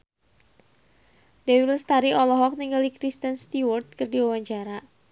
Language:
Sundanese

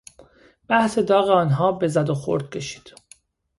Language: Persian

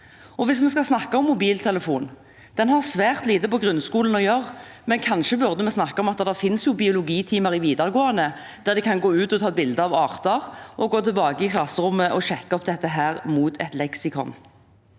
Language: Norwegian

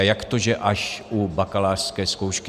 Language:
Czech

